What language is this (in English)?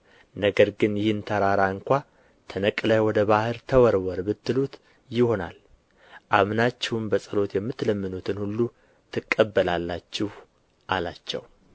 Amharic